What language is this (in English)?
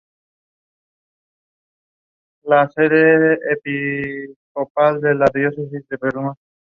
Spanish